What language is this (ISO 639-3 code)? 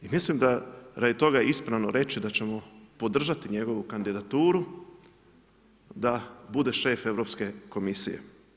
hrv